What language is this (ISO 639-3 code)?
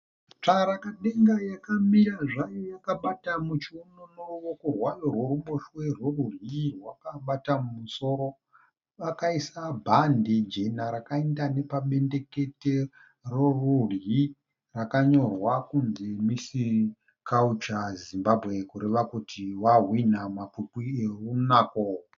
sna